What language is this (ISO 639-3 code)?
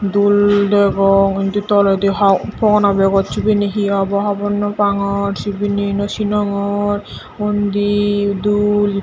ccp